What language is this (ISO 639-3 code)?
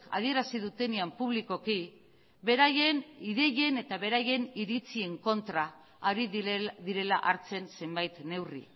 eus